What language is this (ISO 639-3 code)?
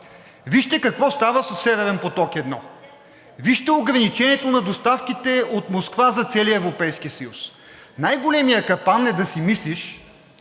bul